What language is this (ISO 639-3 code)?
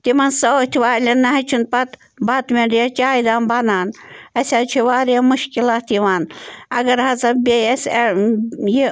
kas